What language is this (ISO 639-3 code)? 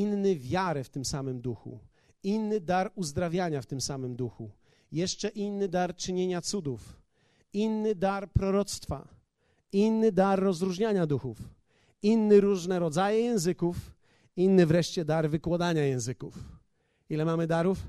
pol